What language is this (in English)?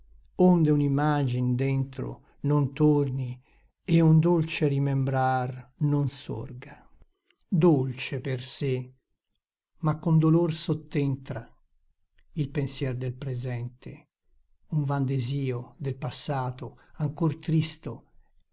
Italian